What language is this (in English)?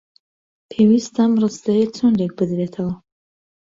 Central Kurdish